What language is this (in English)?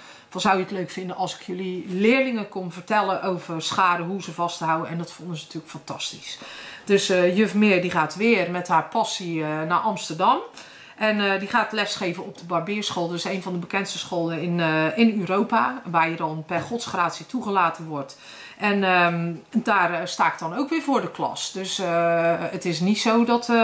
Dutch